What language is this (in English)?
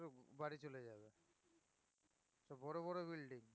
Bangla